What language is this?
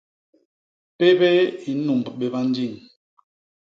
Basaa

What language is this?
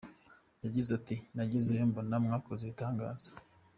Kinyarwanda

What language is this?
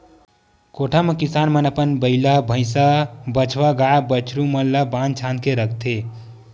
Chhattisgarhi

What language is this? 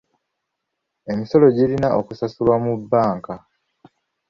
Ganda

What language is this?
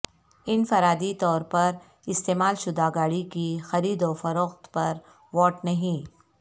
Urdu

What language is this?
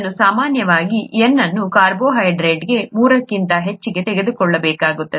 Kannada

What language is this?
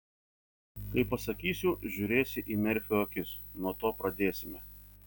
Lithuanian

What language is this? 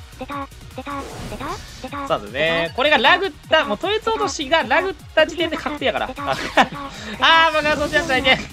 Japanese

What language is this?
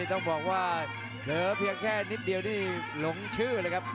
Thai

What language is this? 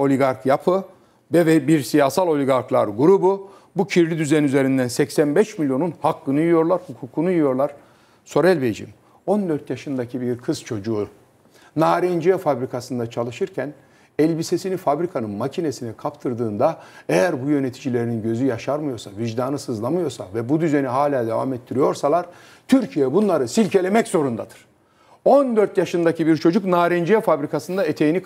Turkish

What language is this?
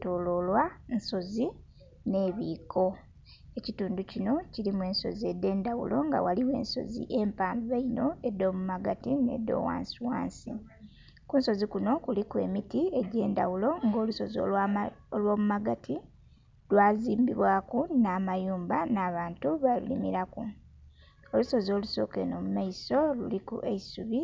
Soga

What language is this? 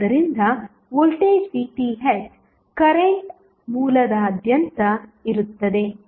Kannada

